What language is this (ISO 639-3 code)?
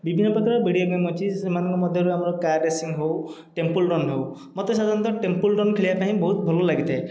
ori